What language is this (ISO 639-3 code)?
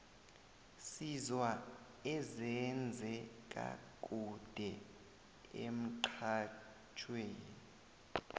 nbl